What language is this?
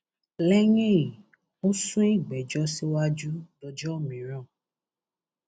Yoruba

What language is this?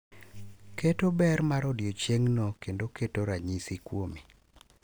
Luo (Kenya and Tanzania)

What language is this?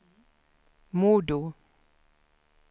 Swedish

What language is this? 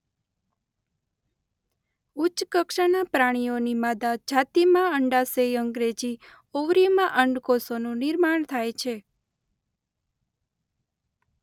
Gujarati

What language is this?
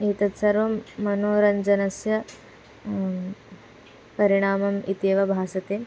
Sanskrit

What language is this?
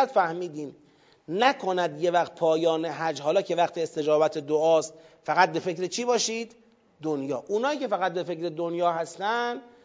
Persian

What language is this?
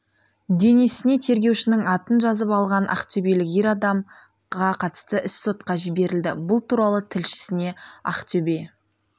Kazakh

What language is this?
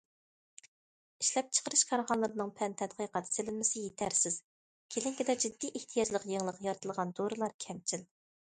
Uyghur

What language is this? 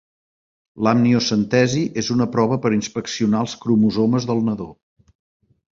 Catalan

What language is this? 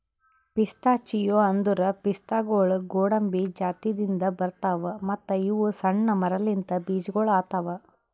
Kannada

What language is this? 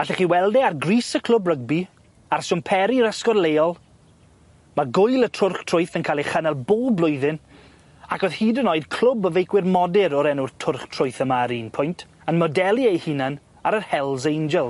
Welsh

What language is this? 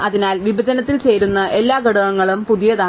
Malayalam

